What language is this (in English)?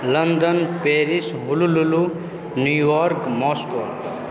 Maithili